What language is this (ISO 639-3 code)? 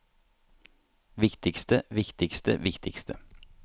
nor